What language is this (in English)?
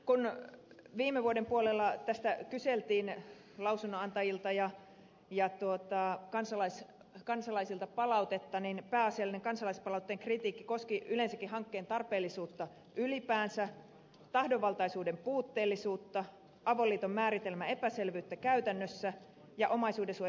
Finnish